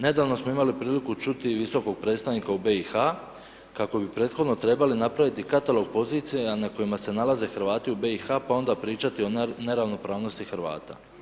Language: Croatian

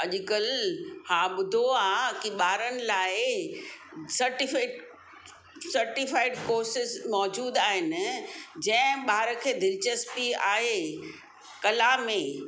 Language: Sindhi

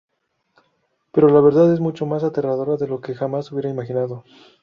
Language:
Spanish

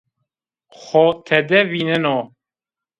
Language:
Zaza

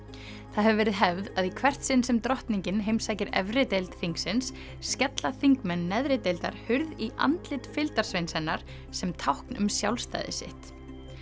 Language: Icelandic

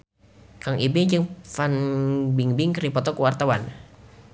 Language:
Sundanese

